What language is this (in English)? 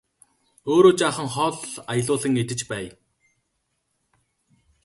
Mongolian